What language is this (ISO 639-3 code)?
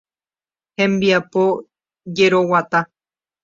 grn